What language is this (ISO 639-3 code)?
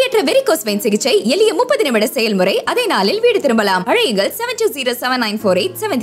tam